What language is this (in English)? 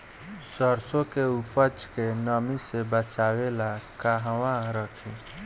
Bhojpuri